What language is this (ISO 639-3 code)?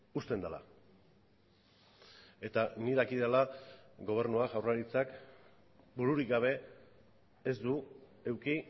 eus